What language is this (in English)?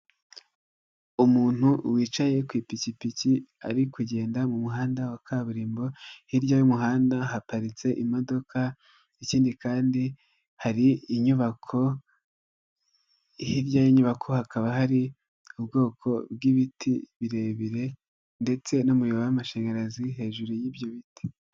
Kinyarwanda